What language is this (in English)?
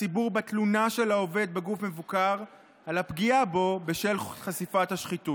Hebrew